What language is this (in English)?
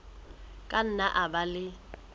Southern Sotho